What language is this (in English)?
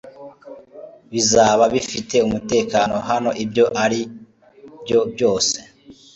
Kinyarwanda